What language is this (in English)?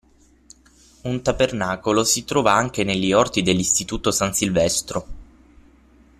Italian